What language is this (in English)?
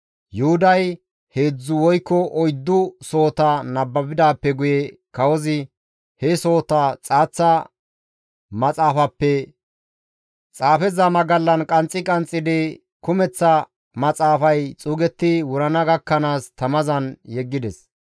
Gamo